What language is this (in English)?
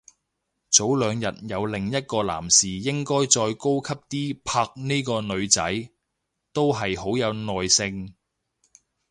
Cantonese